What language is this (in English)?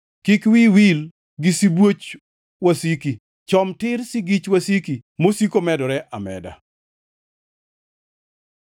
Luo (Kenya and Tanzania)